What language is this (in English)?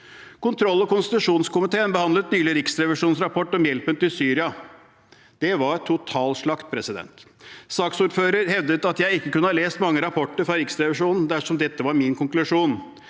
Norwegian